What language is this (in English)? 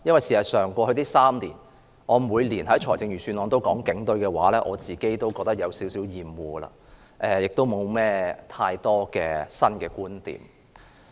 Cantonese